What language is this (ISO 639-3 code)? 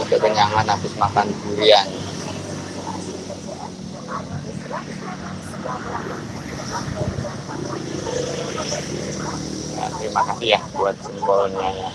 ind